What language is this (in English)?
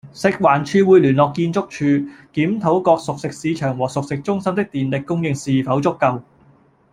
Cantonese